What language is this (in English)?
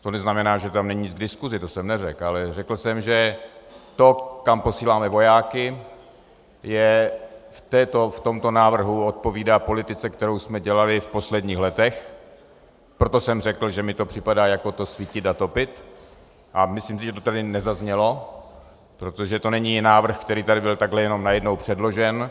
Czech